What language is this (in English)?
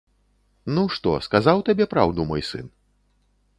Belarusian